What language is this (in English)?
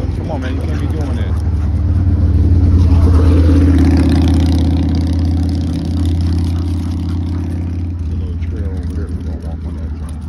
English